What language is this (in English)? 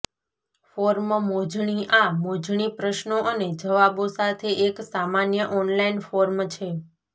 Gujarati